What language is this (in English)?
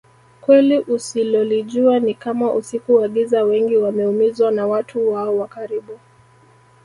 Swahili